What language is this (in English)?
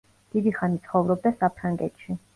Georgian